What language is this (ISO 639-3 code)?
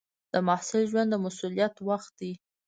pus